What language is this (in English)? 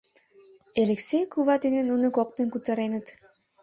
Mari